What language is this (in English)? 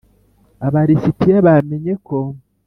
Kinyarwanda